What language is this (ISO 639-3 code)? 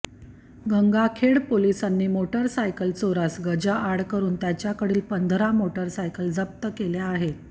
mar